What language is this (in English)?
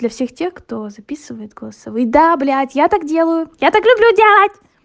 Russian